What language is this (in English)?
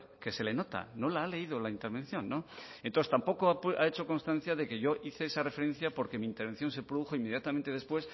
Spanish